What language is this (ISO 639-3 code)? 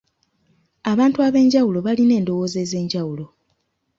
lug